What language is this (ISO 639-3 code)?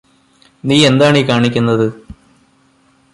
mal